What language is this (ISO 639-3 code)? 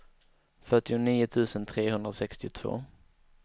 swe